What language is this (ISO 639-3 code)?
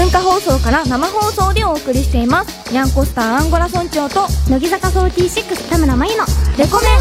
jpn